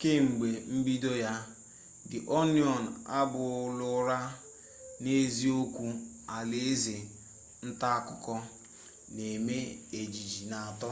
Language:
Igbo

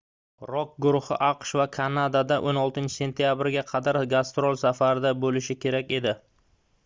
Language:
Uzbek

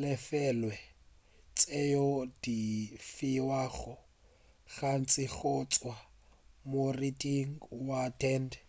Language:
Northern Sotho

